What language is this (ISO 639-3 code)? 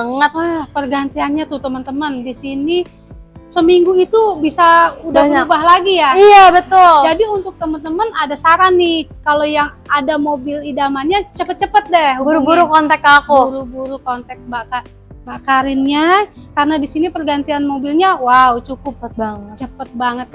ind